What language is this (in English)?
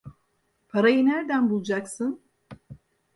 Turkish